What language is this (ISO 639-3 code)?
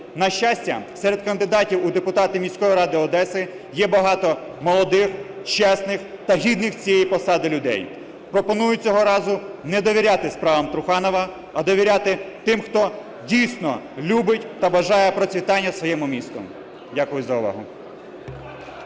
ukr